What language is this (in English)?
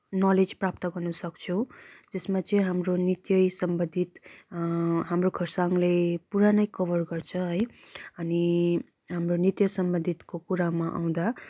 Nepali